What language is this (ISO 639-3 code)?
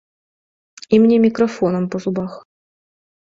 bel